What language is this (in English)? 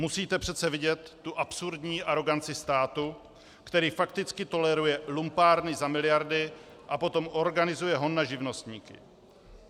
Czech